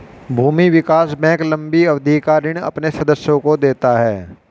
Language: Hindi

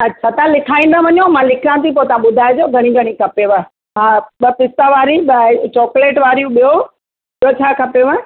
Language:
Sindhi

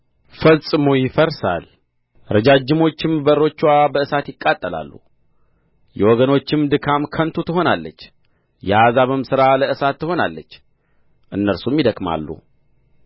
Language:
Amharic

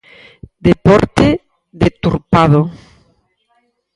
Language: Galician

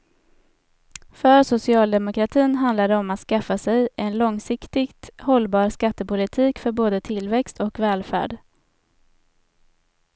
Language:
Swedish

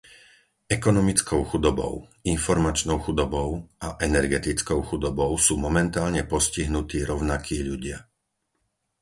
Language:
Slovak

